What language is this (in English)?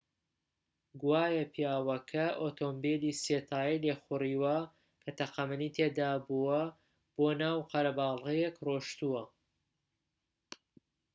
Central Kurdish